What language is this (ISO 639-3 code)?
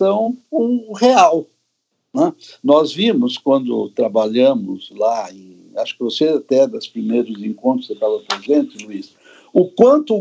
por